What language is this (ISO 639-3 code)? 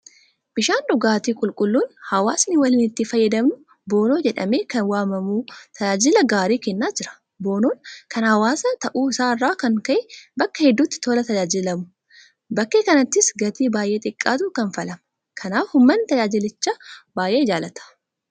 orm